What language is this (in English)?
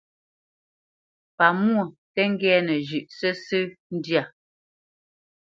Bamenyam